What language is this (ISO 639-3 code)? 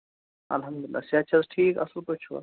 kas